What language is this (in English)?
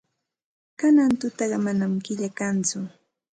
Santa Ana de Tusi Pasco Quechua